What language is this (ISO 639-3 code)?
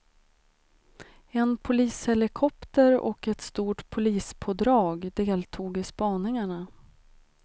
swe